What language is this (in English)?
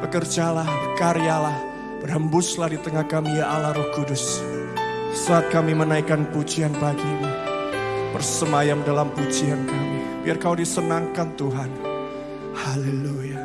Indonesian